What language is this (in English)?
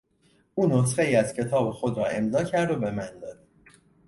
Persian